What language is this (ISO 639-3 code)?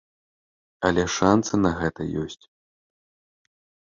bel